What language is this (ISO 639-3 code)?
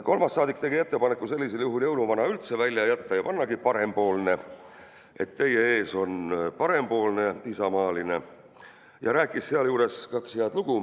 est